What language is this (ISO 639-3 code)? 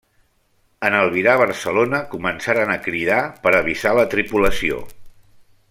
cat